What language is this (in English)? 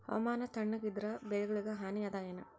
Kannada